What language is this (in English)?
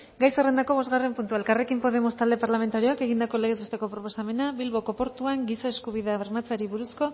Basque